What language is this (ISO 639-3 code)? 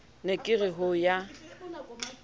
sot